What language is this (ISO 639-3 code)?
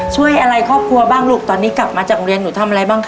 tha